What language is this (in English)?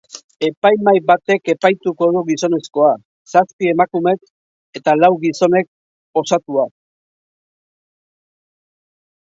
Basque